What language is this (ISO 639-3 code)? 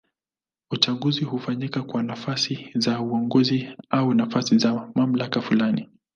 swa